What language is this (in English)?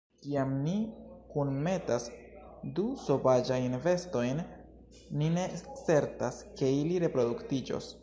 Esperanto